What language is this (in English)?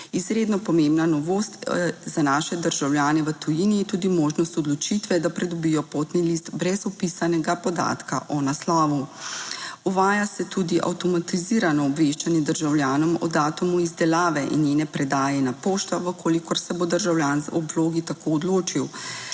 Slovenian